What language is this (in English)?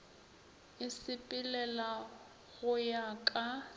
Northern Sotho